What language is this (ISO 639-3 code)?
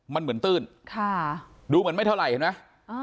tha